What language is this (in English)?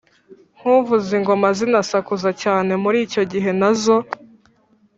Kinyarwanda